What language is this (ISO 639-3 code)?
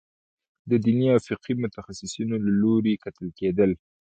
pus